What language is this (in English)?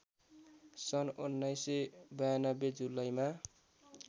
Nepali